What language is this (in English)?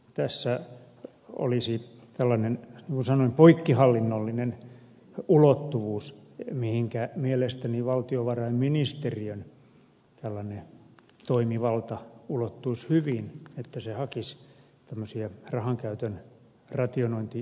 Finnish